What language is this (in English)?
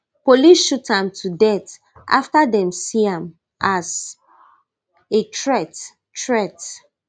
Nigerian Pidgin